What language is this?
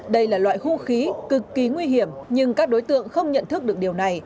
Vietnamese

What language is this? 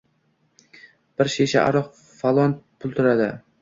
Uzbek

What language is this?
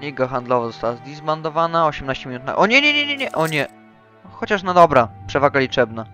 Polish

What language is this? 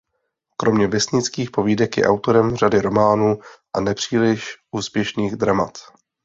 Czech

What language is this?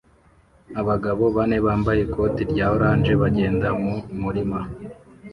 Kinyarwanda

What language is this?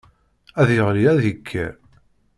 Kabyle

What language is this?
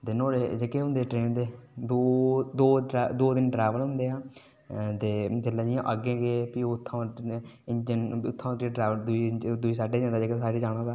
Dogri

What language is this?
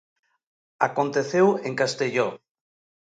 Galician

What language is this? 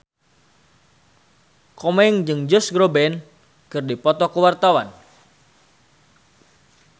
Sundanese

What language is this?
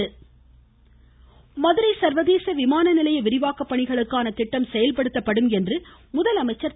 Tamil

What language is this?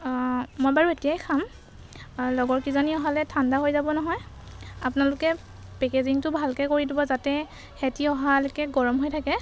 Assamese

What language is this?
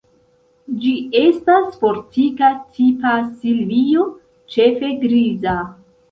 Esperanto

